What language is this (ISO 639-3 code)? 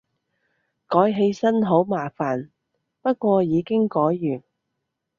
yue